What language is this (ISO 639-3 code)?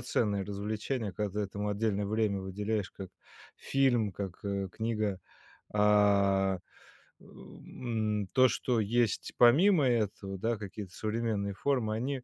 rus